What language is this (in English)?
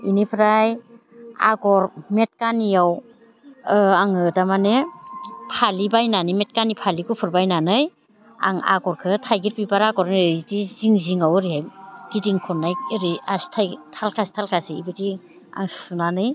Bodo